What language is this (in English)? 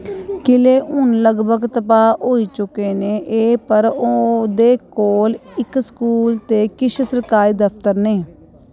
Dogri